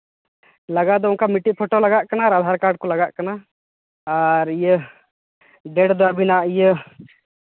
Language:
Santali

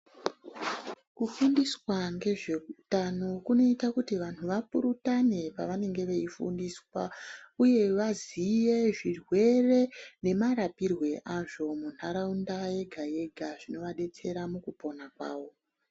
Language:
Ndau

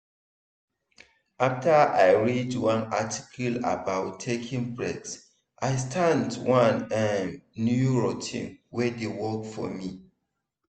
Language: Nigerian Pidgin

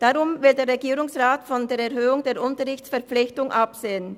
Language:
Swiss German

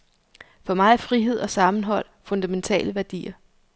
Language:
Danish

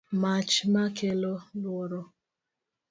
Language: Luo (Kenya and Tanzania)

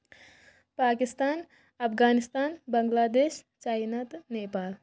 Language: Kashmiri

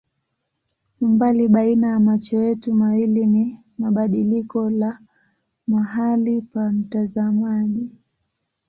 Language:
Swahili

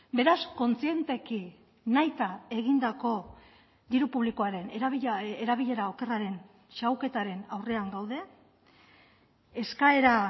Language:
Basque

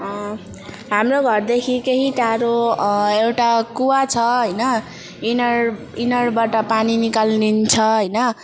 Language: Nepali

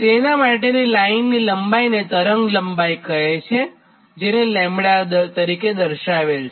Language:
Gujarati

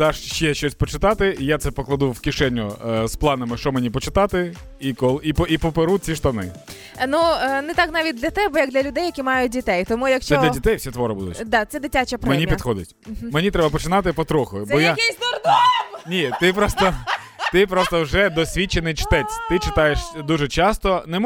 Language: Ukrainian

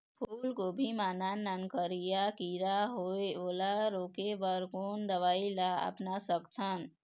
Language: Chhattisgarhi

